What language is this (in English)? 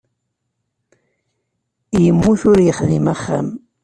Kabyle